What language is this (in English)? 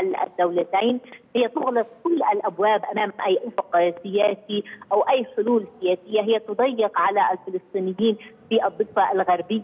Arabic